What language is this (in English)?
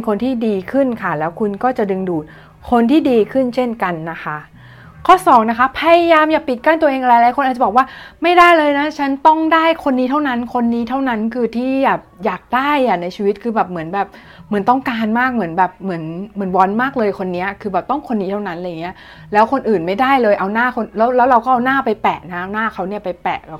Thai